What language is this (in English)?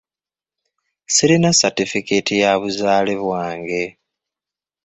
Ganda